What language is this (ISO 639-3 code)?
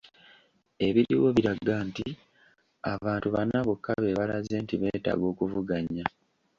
lug